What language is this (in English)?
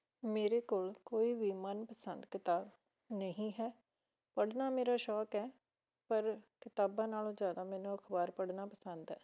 Punjabi